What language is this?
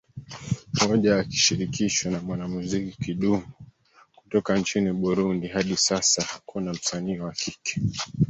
Swahili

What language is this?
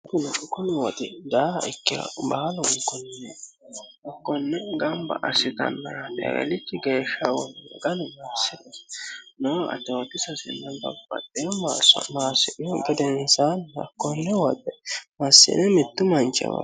Sidamo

